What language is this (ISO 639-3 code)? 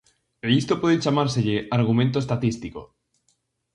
glg